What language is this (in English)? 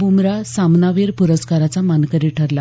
Marathi